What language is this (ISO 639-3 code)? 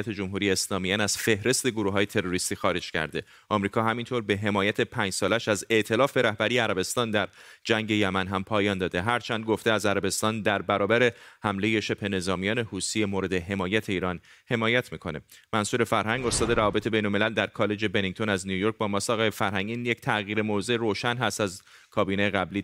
fas